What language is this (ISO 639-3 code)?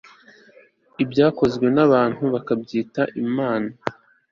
kin